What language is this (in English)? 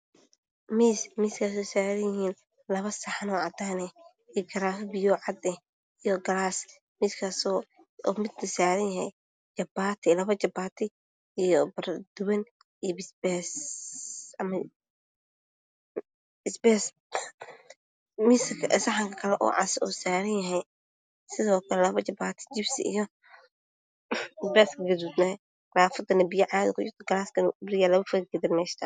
Somali